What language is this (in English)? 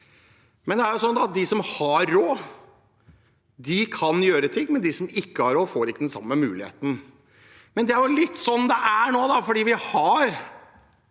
Norwegian